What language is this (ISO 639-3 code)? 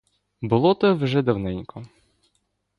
ukr